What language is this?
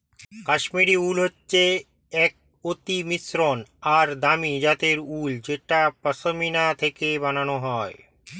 Bangla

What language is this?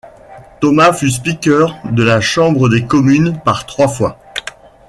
French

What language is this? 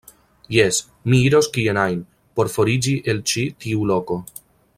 Esperanto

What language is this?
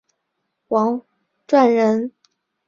Chinese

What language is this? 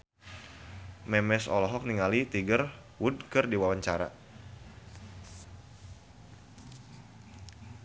Sundanese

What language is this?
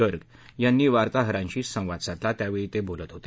Marathi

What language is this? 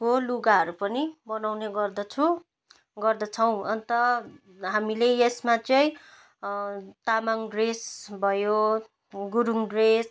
Nepali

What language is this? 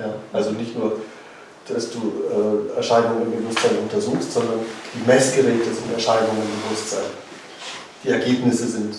German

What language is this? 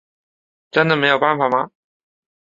Chinese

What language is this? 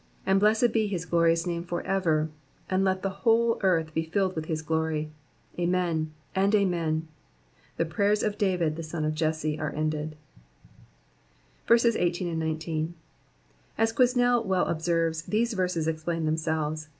English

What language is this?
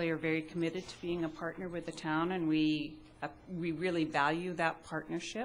English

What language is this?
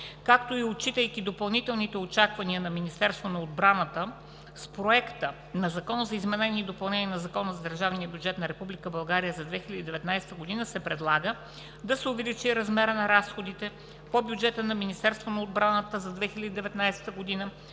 Bulgarian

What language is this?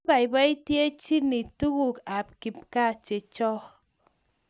Kalenjin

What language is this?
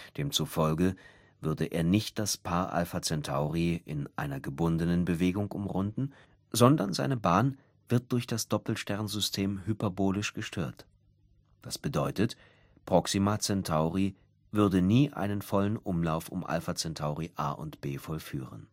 German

